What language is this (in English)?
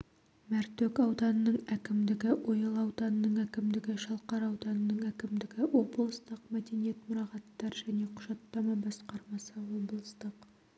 Kazakh